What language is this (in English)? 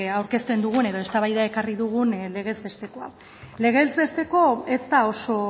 Basque